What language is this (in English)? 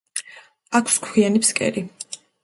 Georgian